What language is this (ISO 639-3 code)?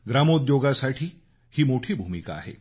mar